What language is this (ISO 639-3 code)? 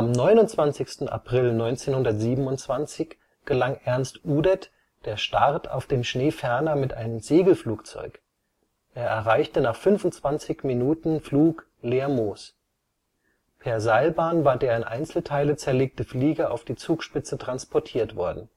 deu